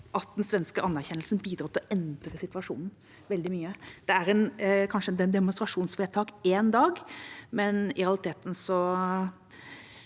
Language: Norwegian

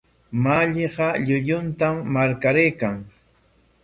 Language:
Corongo Ancash Quechua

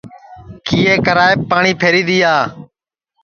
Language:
Sansi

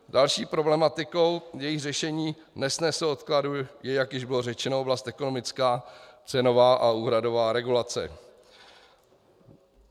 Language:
Czech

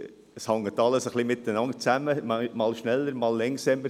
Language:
Swiss German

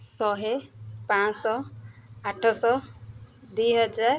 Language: Odia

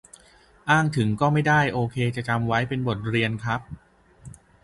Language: Thai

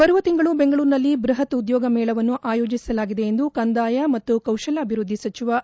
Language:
Kannada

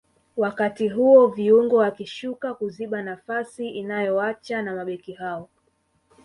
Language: Swahili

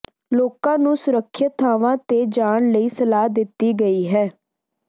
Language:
Punjabi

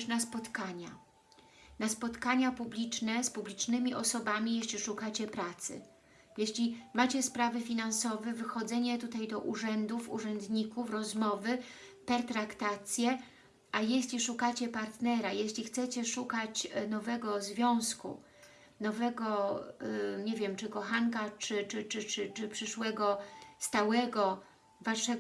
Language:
Polish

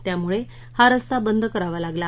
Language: Marathi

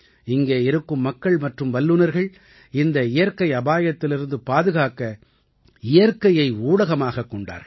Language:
Tamil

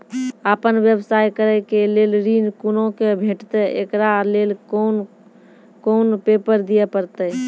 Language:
Maithili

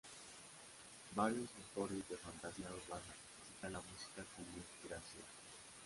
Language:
Spanish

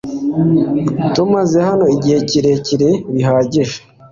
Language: Kinyarwanda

